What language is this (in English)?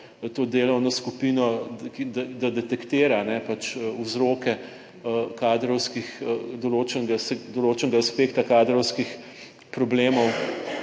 Slovenian